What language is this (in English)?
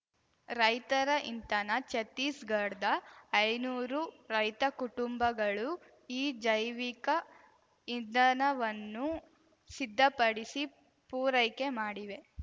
Kannada